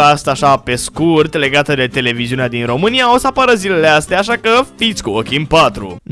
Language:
Romanian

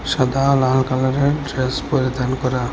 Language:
Bangla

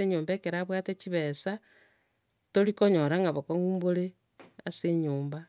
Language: Gusii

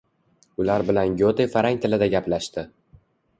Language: Uzbek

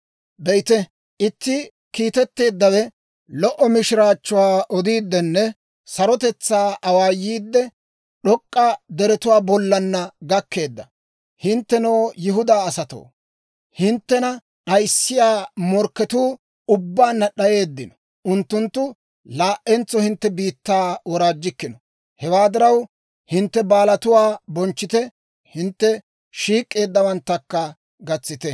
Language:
Dawro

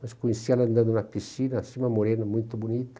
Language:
Portuguese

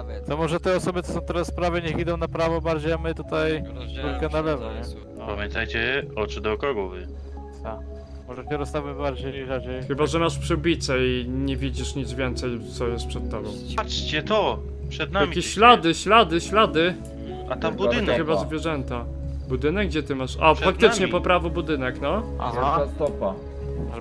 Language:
Polish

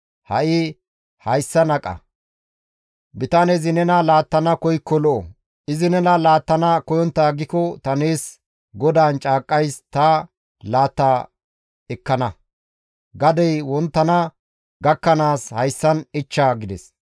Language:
Gamo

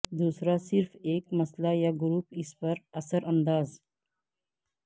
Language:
Urdu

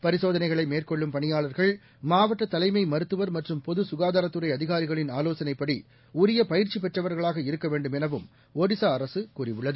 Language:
Tamil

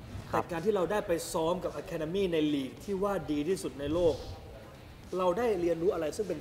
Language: Thai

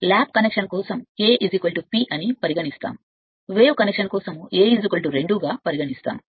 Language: Telugu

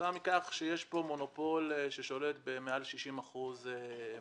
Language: Hebrew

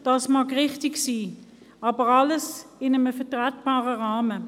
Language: Swiss German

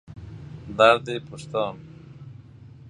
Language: Persian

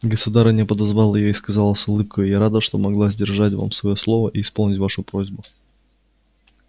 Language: Russian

